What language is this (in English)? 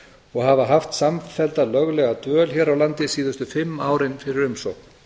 Icelandic